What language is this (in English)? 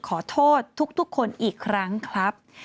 Thai